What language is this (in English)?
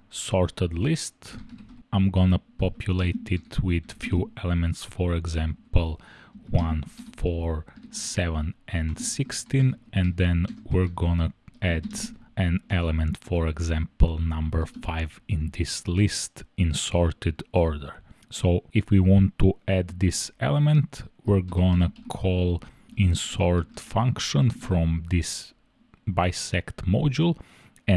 English